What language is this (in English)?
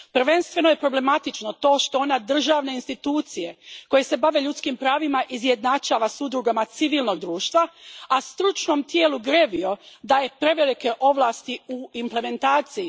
Croatian